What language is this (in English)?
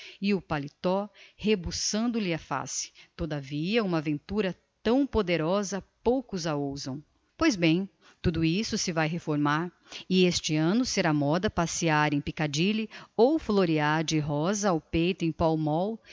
Portuguese